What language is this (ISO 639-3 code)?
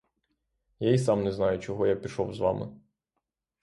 ukr